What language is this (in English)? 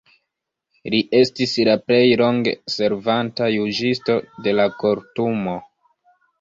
Esperanto